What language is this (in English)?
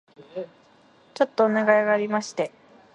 Japanese